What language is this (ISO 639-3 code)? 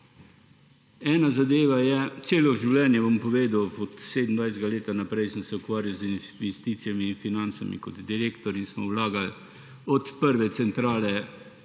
slv